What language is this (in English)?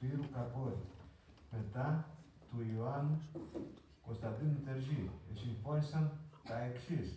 Greek